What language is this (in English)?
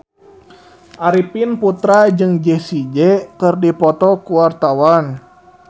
Sundanese